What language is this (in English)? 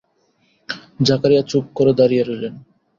Bangla